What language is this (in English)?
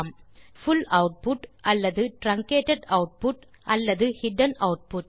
Tamil